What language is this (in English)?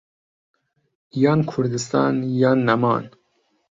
Central Kurdish